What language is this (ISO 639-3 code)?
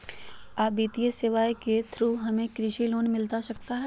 mag